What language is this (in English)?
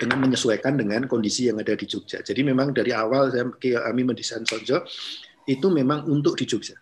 Indonesian